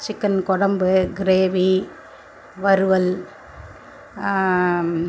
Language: Tamil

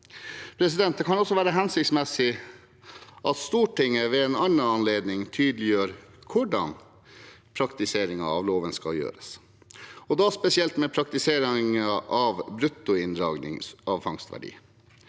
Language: Norwegian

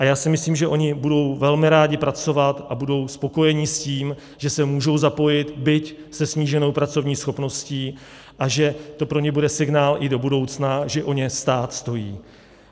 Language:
Czech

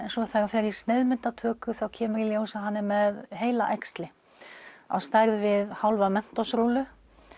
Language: Icelandic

